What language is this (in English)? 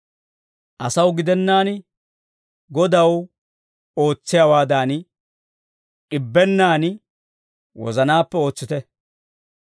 Dawro